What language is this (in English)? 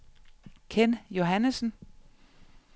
Danish